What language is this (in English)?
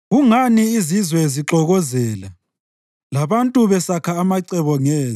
North Ndebele